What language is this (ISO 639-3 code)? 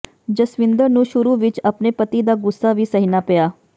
pan